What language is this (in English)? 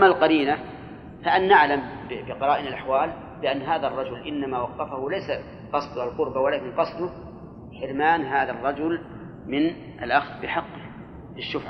Arabic